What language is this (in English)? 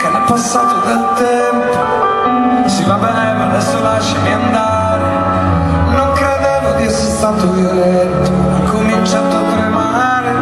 Greek